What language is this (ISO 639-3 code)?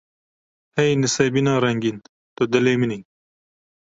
kur